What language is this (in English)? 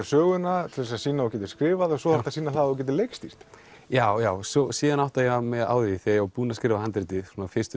Icelandic